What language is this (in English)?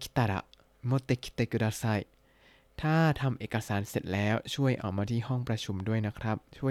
Thai